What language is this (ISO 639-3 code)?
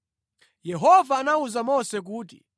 nya